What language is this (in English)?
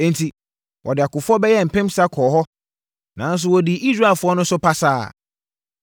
Akan